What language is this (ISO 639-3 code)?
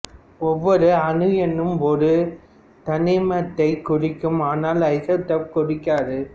tam